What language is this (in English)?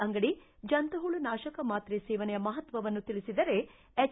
Kannada